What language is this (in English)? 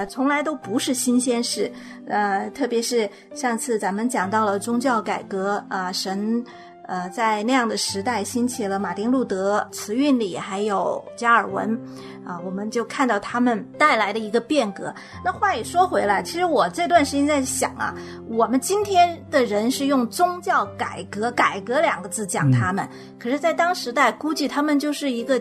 Chinese